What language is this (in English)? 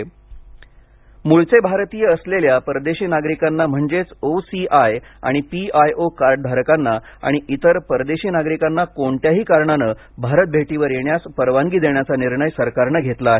Marathi